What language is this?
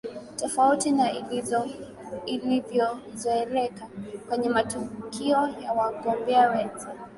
Swahili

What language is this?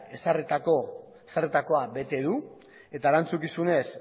Basque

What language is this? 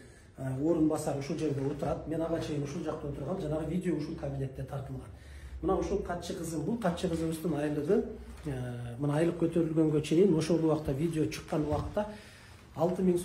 Turkish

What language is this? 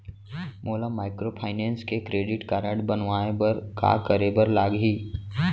Chhattisgarhi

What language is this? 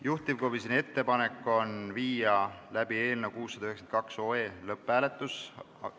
Estonian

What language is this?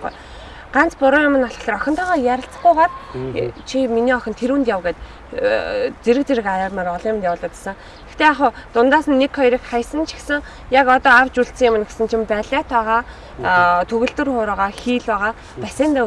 Korean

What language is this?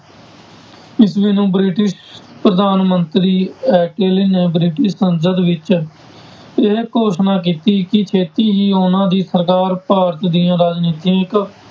Punjabi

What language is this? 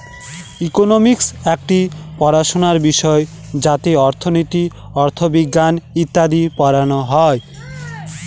Bangla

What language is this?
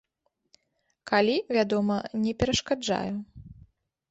Belarusian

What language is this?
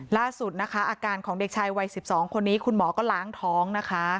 Thai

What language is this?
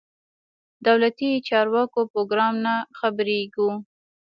Pashto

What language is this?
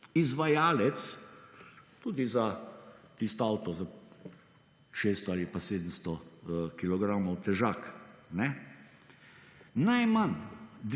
Slovenian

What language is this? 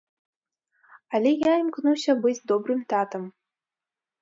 Belarusian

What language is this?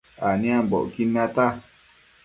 Matsés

